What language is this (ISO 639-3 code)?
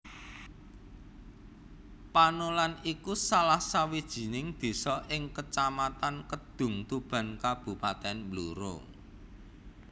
jav